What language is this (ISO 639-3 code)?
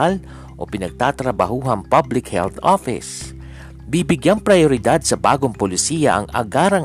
fil